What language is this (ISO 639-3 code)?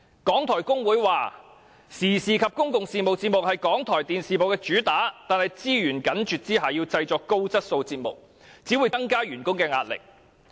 yue